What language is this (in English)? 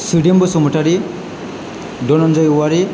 Bodo